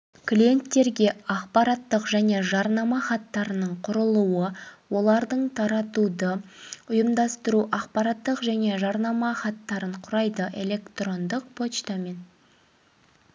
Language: Kazakh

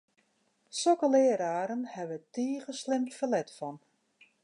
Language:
Western Frisian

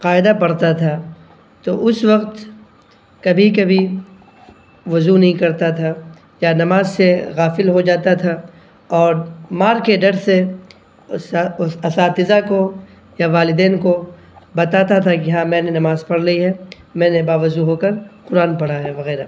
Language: Urdu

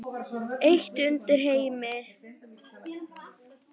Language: Icelandic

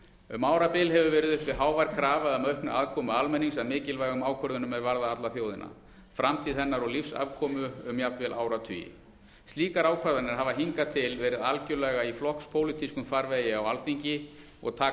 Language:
Icelandic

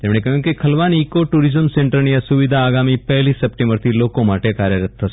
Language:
Gujarati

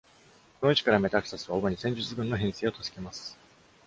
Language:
Japanese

